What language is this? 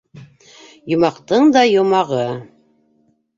Bashkir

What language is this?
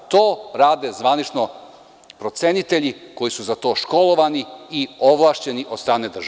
Serbian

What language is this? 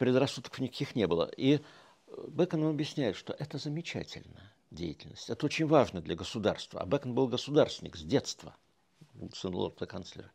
Russian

